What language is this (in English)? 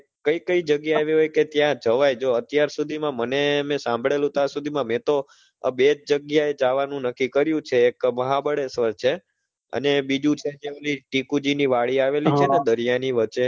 Gujarati